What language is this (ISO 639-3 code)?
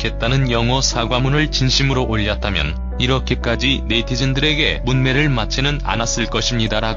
kor